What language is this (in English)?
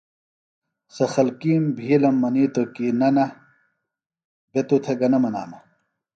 Phalura